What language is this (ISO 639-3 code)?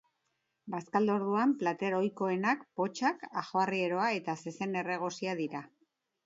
eus